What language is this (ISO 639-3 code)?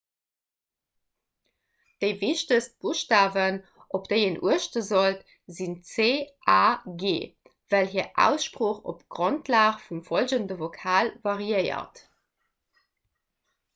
ltz